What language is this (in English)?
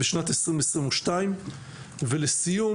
Hebrew